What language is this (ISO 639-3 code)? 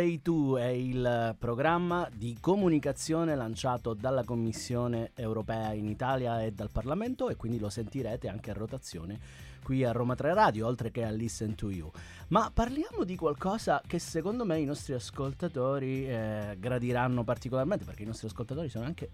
ita